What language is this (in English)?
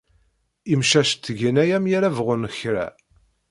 Kabyle